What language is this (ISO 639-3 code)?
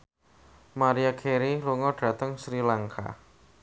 jav